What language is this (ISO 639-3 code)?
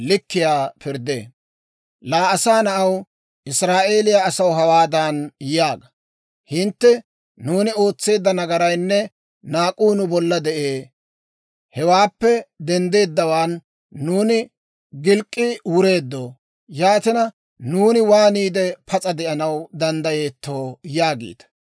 dwr